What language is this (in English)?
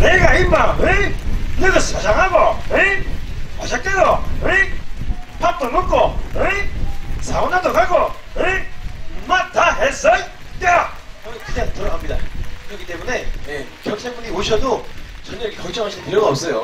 Korean